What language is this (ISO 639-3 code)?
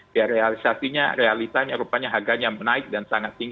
ind